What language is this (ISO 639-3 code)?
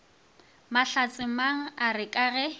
nso